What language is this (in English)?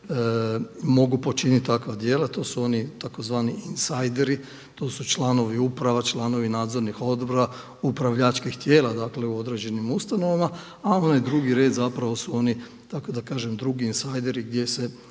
Croatian